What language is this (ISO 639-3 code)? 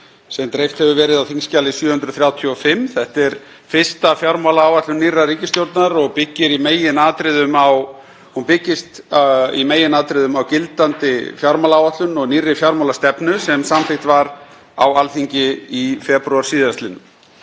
isl